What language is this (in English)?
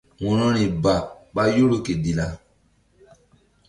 Mbum